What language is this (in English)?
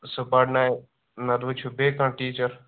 Kashmiri